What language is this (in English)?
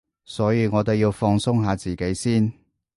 Cantonese